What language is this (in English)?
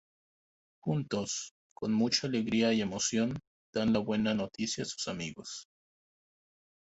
Spanish